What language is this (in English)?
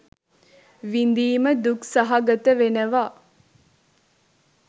Sinhala